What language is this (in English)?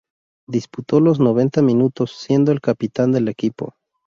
Spanish